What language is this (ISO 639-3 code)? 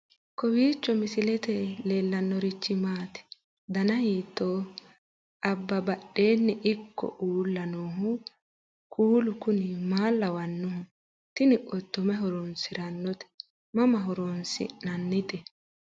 sid